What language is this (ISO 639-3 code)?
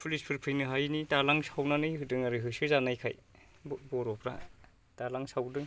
brx